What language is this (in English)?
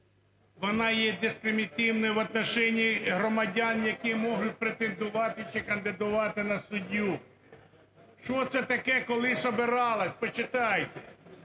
Ukrainian